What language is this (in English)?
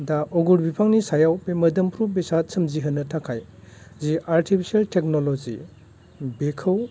Bodo